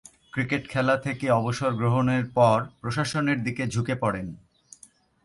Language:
Bangla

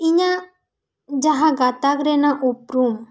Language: Santali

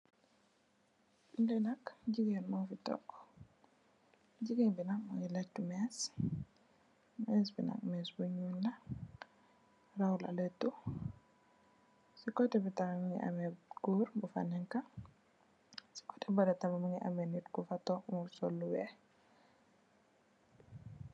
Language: Wolof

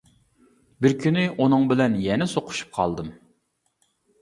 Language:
Uyghur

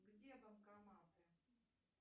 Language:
Russian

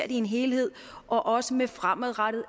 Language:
Danish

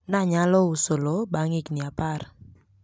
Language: Luo (Kenya and Tanzania)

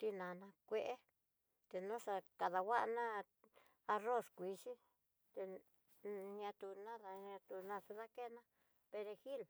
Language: Tidaá Mixtec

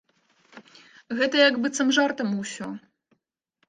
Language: Belarusian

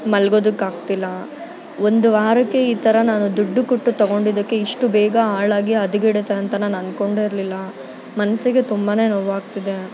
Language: Kannada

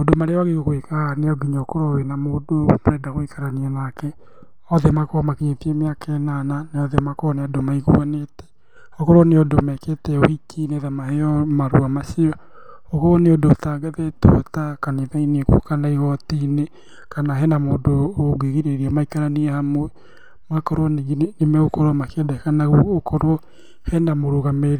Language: Kikuyu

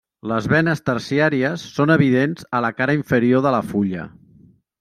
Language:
Catalan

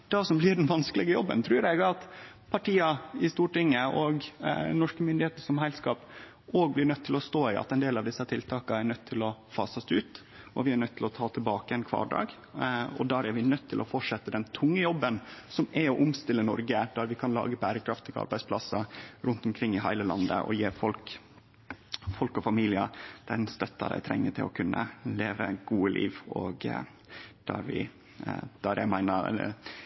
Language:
Norwegian Nynorsk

